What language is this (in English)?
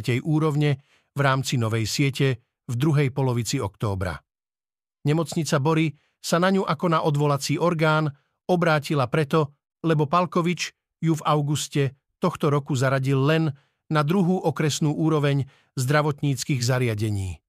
Slovak